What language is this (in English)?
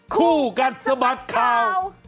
Thai